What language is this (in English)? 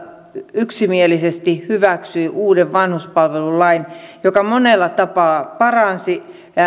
Finnish